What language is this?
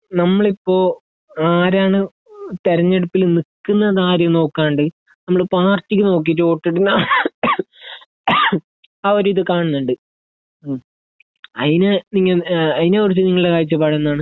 Malayalam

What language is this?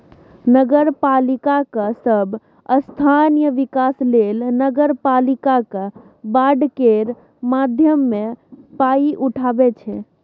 Maithili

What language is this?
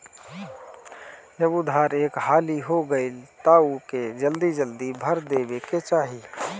Bhojpuri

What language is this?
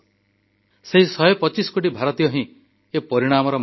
Odia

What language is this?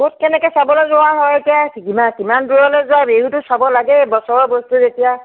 Assamese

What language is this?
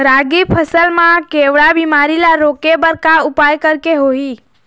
Chhattisgarhi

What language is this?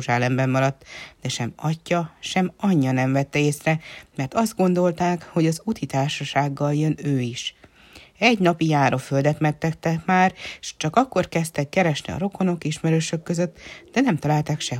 Hungarian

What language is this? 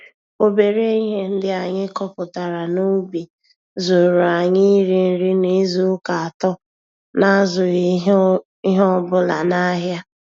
Igbo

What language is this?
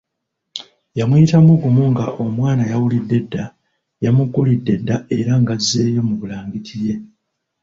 Ganda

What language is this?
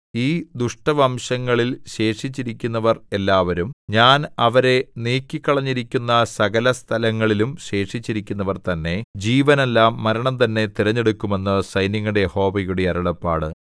Malayalam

